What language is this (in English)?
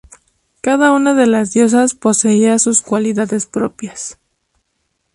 Spanish